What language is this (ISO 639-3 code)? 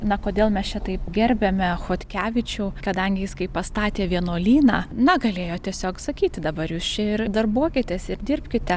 lit